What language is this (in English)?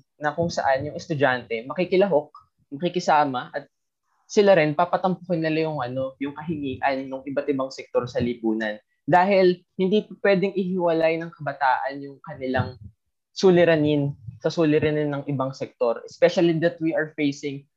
Filipino